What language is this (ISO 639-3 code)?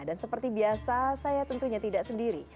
ind